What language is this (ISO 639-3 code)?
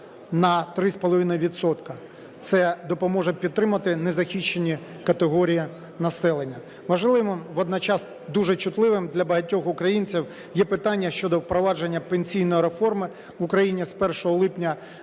ukr